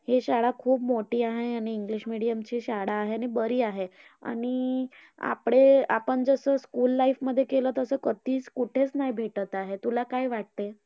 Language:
Marathi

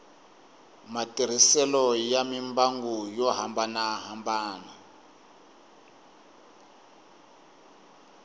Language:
Tsonga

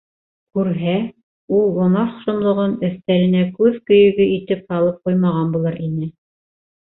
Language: Bashkir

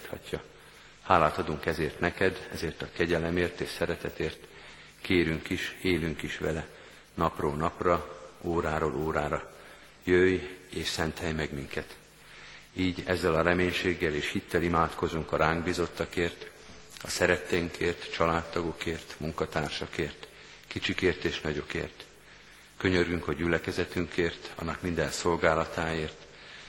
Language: Hungarian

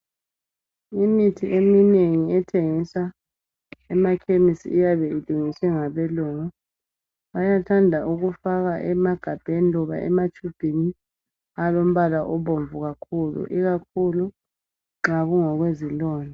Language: North Ndebele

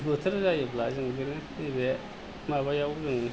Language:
Bodo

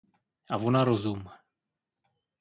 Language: Czech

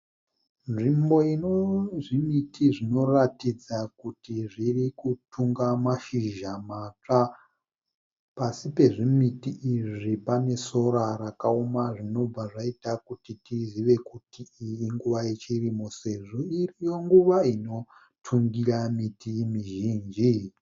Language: Shona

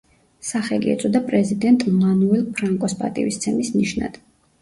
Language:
Georgian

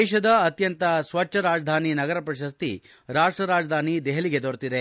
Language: Kannada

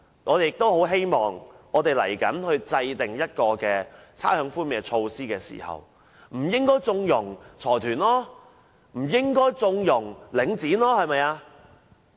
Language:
Cantonese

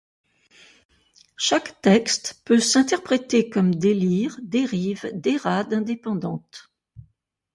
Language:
French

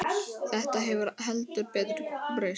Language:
Icelandic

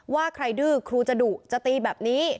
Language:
Thai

